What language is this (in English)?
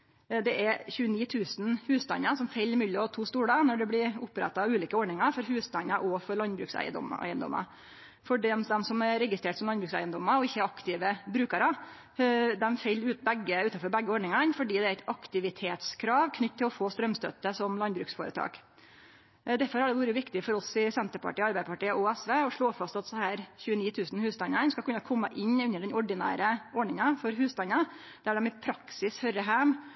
Norwegian Nynorsk